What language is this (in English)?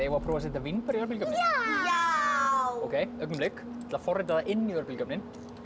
Icelandic